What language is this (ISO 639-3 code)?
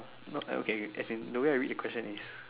eng